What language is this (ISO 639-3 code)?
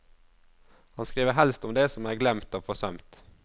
nor